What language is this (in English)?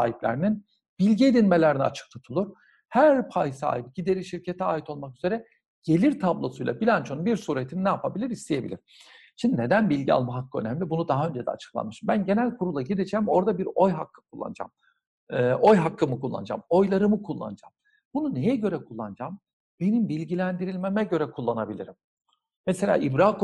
Turkish